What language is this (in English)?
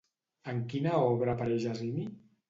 Catalan